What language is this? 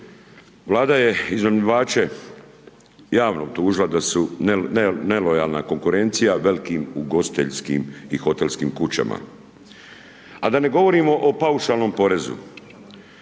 Croatian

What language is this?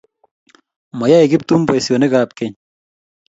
Kalenjin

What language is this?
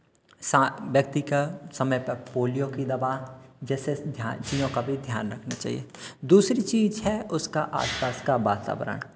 Hindi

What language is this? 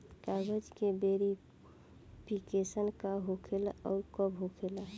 Bhojpuri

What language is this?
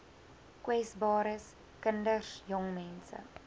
Afrikaans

